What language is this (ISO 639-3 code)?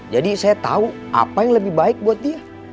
ind